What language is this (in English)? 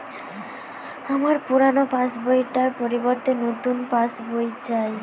Bangla